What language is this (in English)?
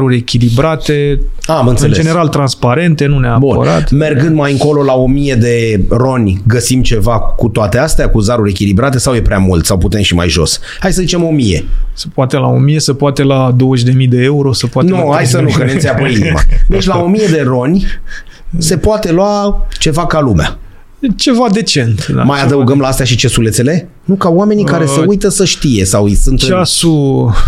Romanian